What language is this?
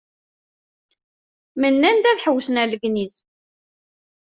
Kabyle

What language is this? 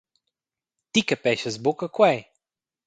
Romansh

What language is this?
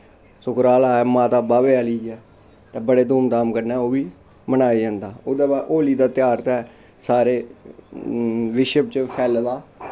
Dogri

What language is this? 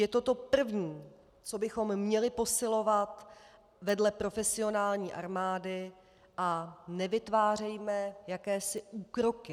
Czech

